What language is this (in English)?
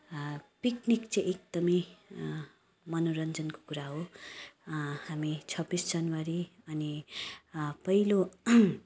Nepali